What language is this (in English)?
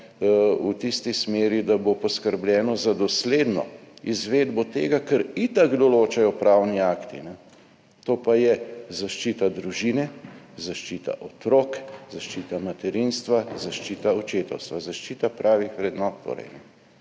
Slovenian